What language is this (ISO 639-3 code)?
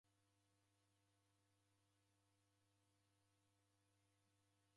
dav